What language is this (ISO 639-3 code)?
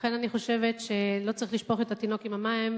heb